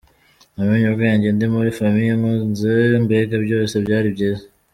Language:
Kinyarwanda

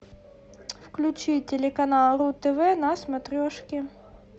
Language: Russian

